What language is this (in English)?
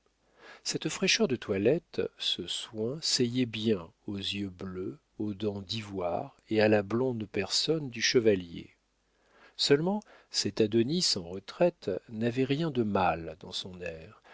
French